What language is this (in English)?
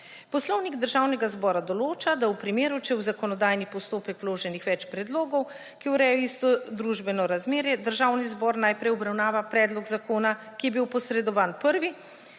Slovenian